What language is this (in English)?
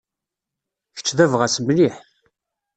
Kabyle